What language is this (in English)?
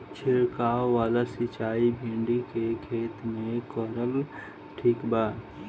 Bhojpuri